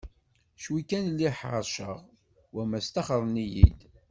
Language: Kabyle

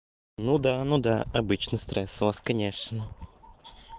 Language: Russian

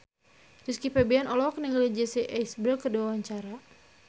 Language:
Sundanese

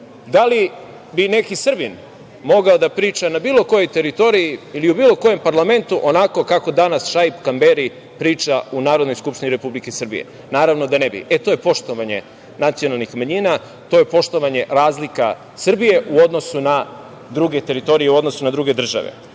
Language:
Serbian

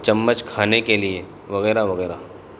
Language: Urdu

